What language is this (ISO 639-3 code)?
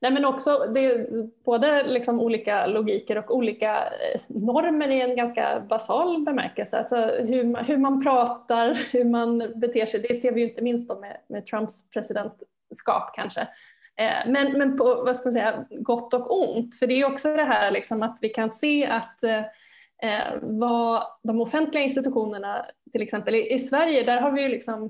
swe